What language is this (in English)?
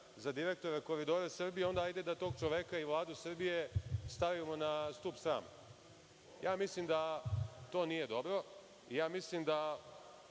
Serbian